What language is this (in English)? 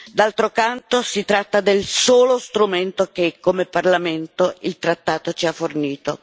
Italian